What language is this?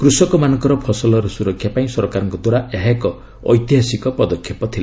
Odia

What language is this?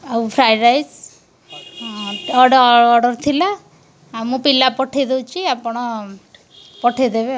Odia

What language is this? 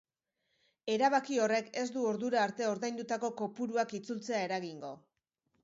Basque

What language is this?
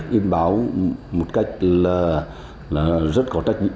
Vietnamese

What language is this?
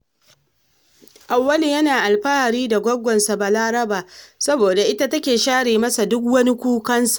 Hausa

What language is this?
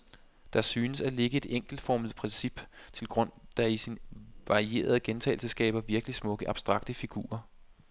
Danish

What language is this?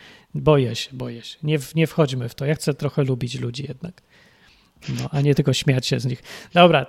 Polish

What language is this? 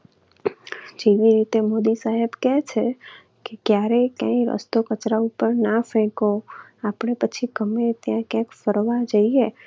Gujarati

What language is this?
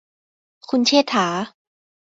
Thai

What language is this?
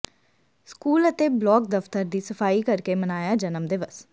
Punjabi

